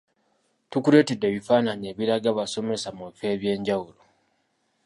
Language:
Ganda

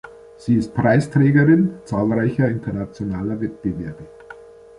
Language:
German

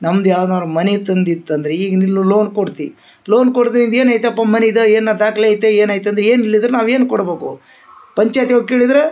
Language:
Kannada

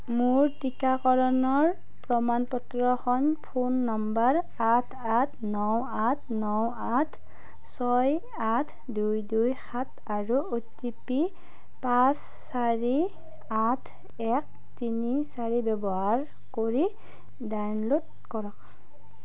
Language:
Assamese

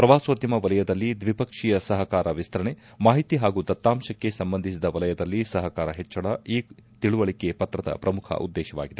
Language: Kannada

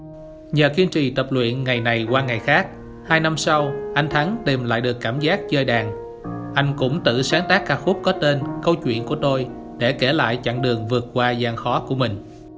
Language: Vietnamese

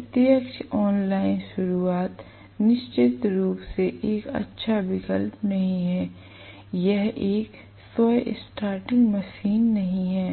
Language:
Hindi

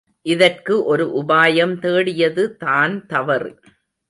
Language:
Tamil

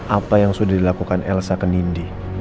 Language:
Indonesian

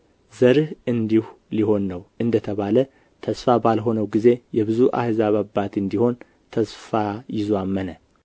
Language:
Amharic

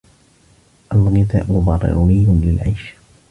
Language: Arabic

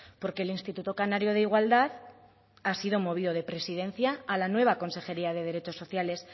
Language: Spanish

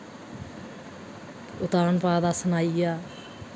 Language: Dogri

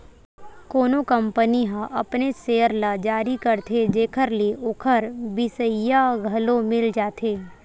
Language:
Chhattisgarhi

